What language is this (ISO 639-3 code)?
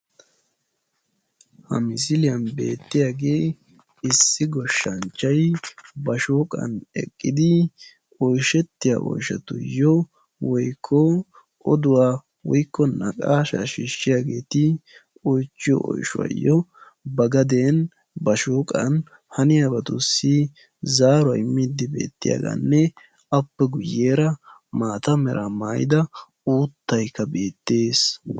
wal